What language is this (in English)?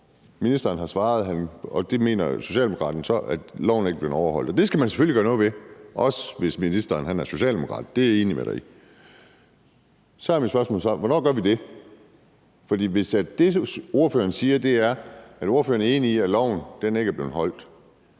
Danish